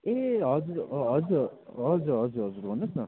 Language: Nepali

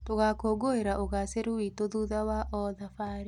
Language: Kikuyu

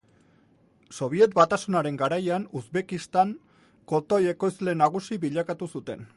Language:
Basque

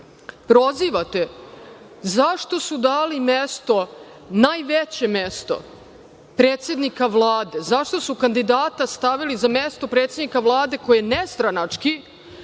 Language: Serbian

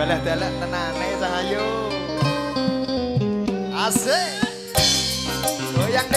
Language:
Indonesian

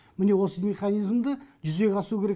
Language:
Kazakh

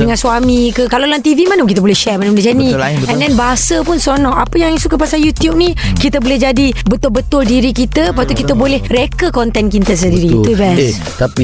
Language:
Malay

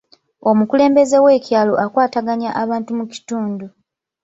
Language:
Ganda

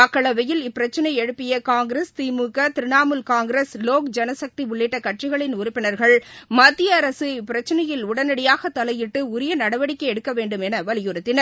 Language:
Tamil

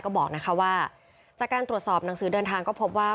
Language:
Thai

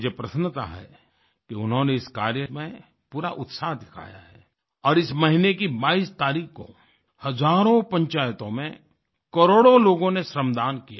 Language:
Hindi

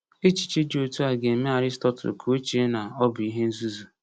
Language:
Igbo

